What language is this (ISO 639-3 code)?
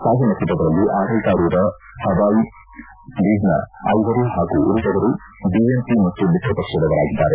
kan